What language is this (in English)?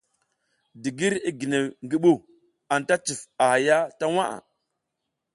South Giziga